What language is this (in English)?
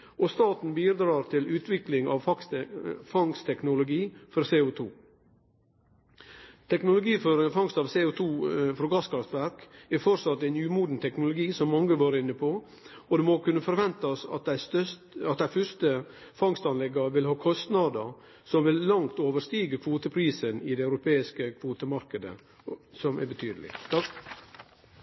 Norwegian